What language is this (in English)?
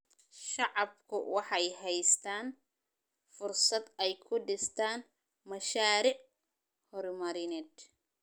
Somali